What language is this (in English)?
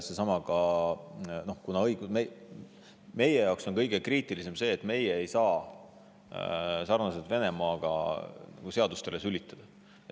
Estonian